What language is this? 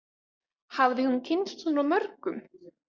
Icelandic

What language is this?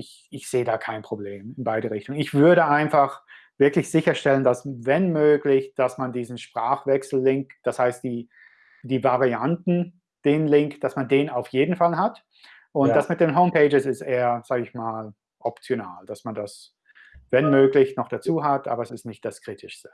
German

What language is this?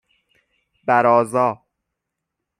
Persian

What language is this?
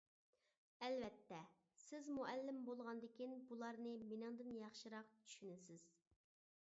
Uyghur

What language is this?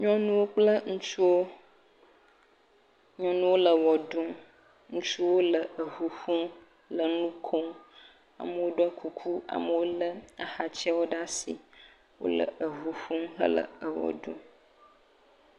Ewe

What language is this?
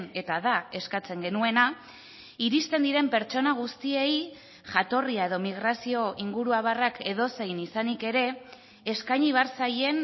Basque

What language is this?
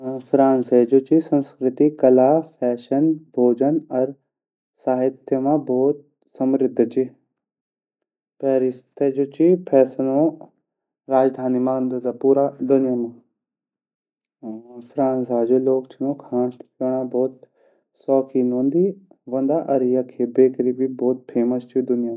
Garhwali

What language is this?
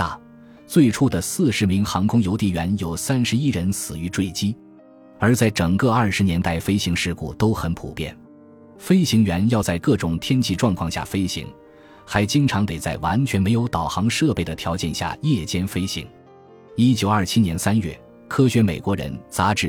Chinese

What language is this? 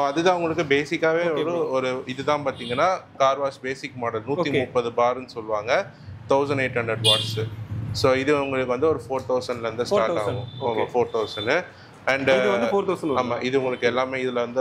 Korean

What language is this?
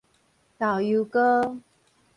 Min Nan Chinese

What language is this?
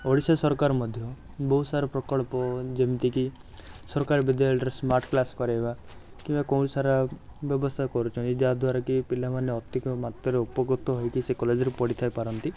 Odia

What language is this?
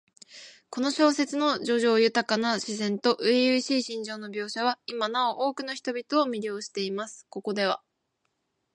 Japanese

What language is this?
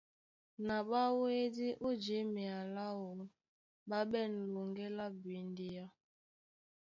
Duala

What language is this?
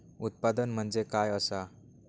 Marathi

